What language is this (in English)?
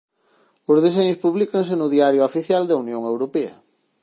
Galician